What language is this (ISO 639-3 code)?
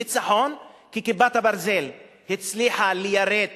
heb